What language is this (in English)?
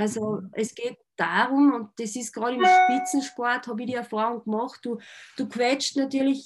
German